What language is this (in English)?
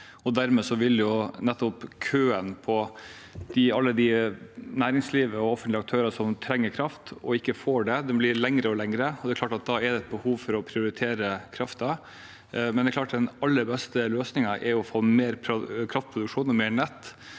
Norwegian